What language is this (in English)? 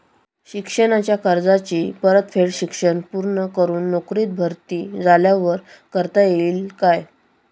Marathi